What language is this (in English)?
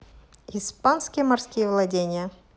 Russian